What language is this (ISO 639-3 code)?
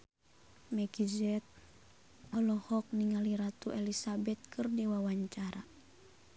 sun